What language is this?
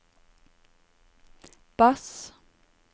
Norwegian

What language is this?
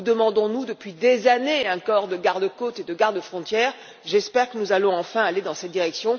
French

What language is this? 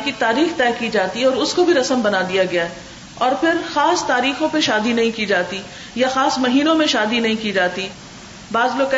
Urdu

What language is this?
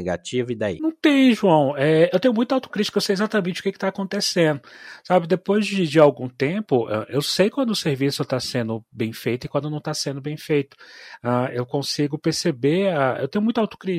Portuguese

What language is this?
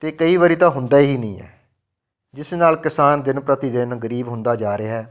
Punjabi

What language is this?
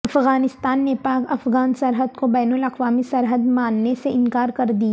Urdu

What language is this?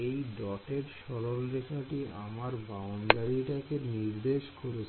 Bangla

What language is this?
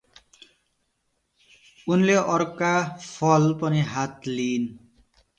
Nepali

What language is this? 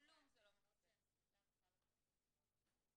Hebrew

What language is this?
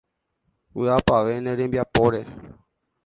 Guarani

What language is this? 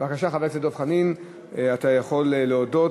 Hebrew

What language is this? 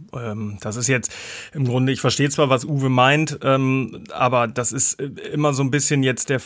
German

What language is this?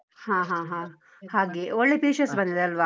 Kannada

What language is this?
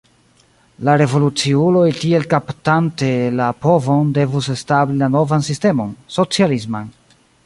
Esperanto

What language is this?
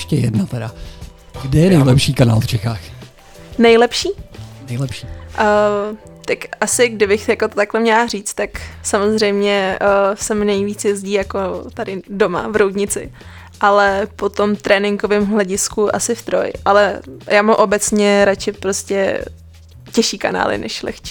Czech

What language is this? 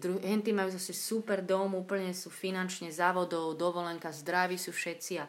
Slovak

